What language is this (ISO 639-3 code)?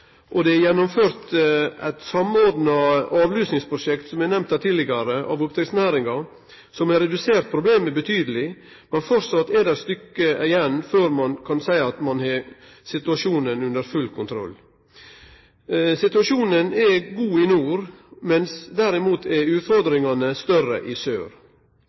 nno